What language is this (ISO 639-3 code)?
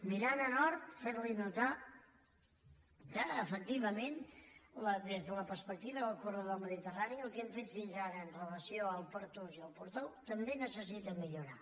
cat